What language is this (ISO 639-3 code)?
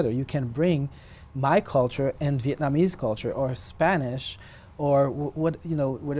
vie